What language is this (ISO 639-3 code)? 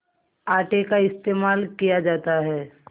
hin